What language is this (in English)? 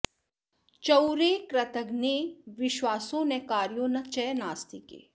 Sanskrit